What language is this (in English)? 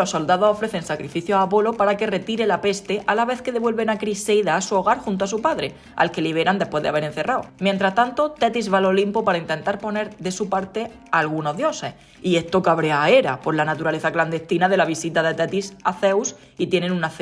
Spanish